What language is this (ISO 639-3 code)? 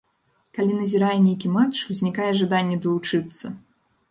bel